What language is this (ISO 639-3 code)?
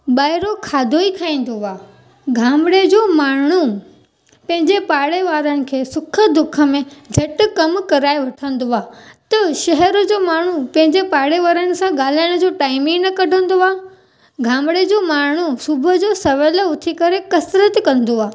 snd